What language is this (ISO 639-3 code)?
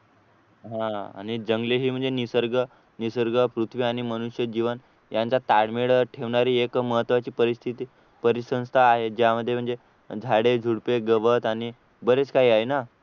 mar